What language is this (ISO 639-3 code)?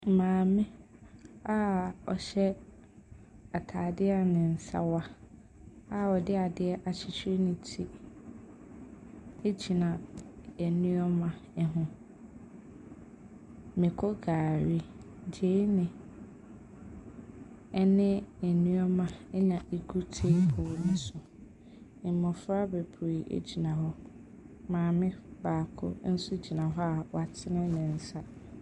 aka